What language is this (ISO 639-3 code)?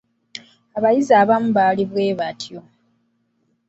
lug